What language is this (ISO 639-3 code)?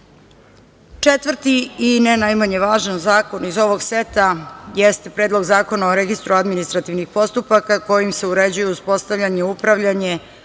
srp